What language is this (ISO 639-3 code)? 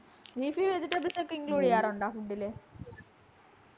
mal